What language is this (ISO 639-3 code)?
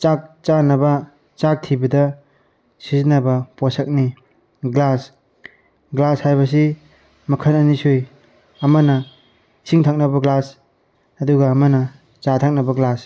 mni